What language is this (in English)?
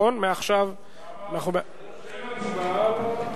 Hebrew